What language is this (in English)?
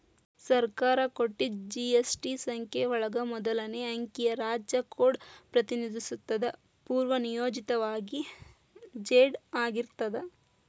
Kannada